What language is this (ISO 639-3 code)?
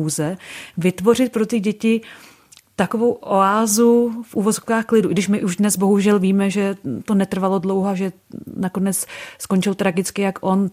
ces